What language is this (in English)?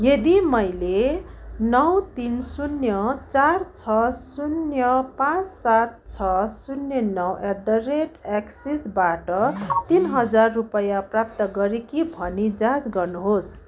Nepali